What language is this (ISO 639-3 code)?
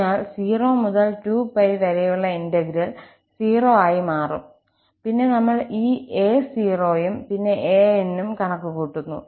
mal